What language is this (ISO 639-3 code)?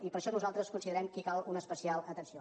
cat